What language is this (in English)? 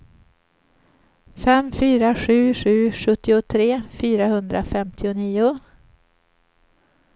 Swedish